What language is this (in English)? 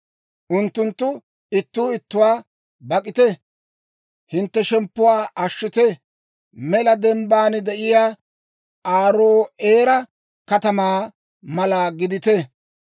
Dawro